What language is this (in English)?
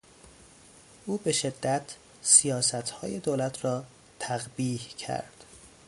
Persian